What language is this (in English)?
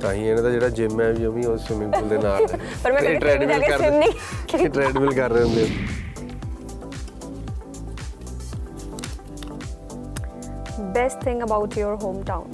Punjabi